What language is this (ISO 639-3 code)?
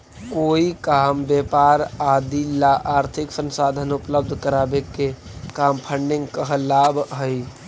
mag